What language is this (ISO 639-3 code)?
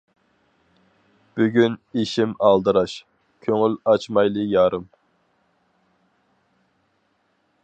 uig